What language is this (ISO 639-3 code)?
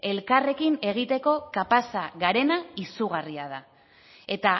eus